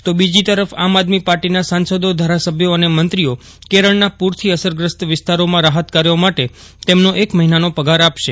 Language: Gujarati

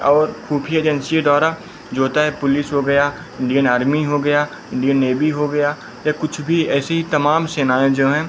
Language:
Hindi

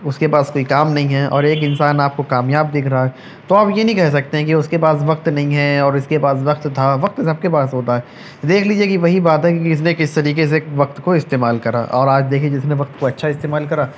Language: Urdu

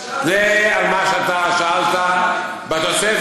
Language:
Hebrew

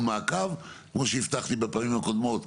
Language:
Hebrew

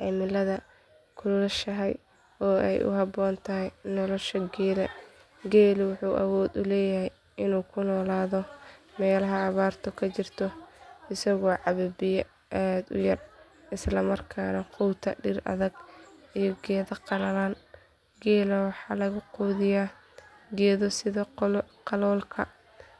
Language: Somali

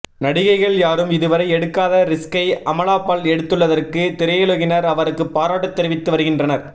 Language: Tamil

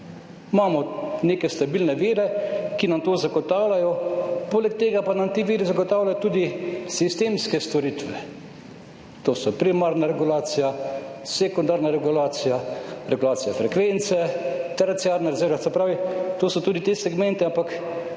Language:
Slovenian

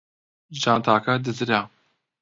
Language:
Central Kurdish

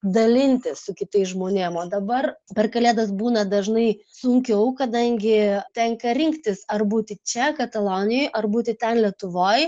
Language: Lithuanian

